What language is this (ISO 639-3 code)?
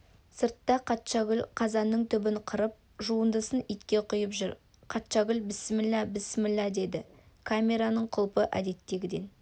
kaz